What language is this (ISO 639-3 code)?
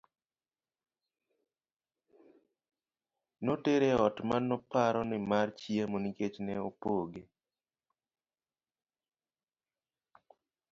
luo